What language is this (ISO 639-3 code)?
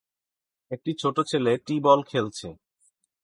ben